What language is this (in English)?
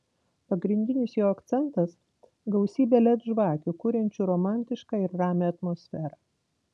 Lithuanian